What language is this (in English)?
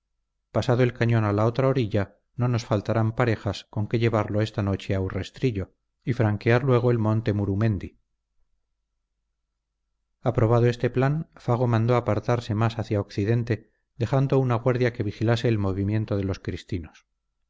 Spanish